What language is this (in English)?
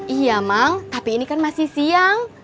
Indonesian